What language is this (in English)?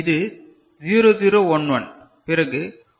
Tamil